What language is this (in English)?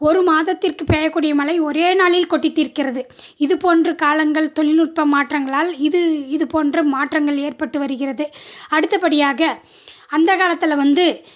Tamil